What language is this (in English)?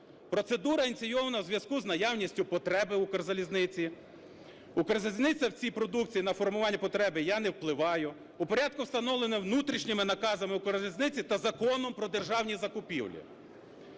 Ukrainian